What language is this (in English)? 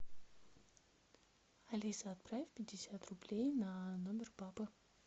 Russian